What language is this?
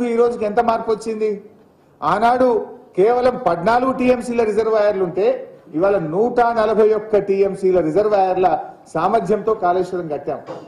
Telugu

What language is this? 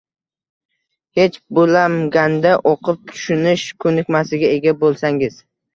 Uzbek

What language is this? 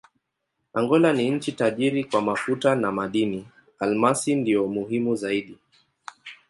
Swahili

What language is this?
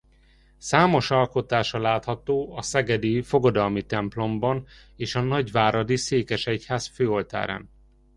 Hungarian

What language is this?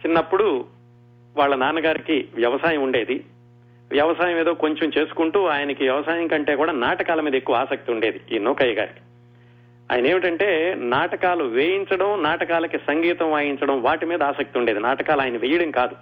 Telugu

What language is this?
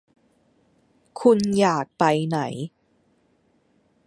Thai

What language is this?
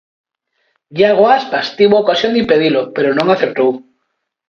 Galician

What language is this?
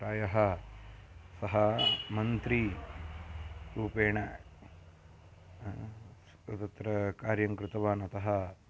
Sanskrit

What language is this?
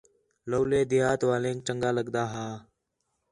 Khetrani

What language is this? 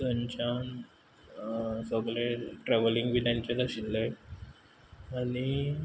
Konkani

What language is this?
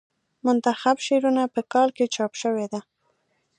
Pashto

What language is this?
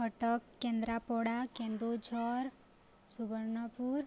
Odia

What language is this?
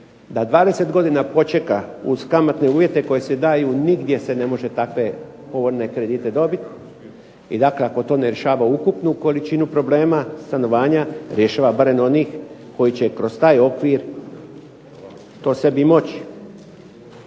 Croatian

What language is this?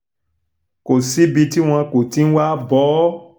Yoruba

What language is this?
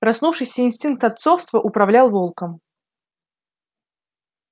Russian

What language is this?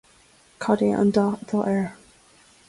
Irish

